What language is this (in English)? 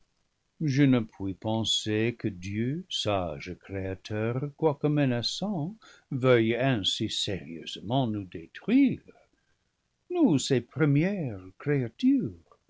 French